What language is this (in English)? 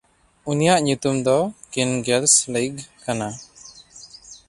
Santali